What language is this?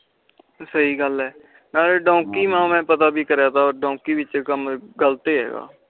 Punjabi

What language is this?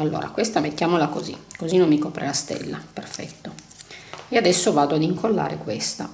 Italian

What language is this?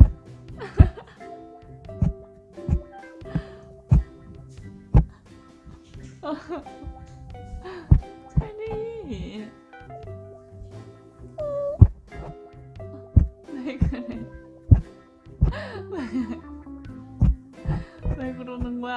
Korean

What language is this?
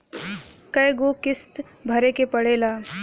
Bhojpuri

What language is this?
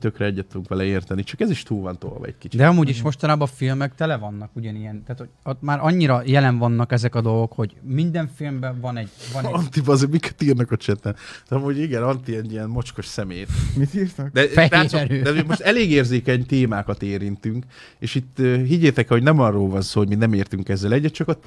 Hungarian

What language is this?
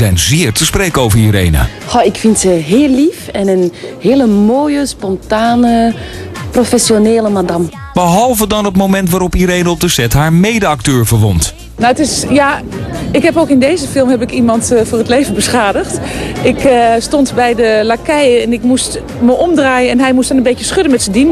Dutch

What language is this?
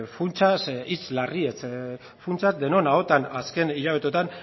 Basque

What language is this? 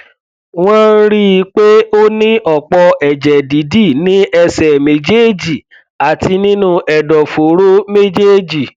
Yoruba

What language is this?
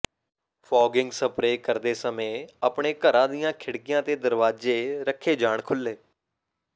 Punjabi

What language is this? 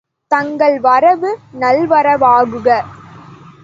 Tamil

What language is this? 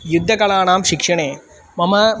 Sanskrit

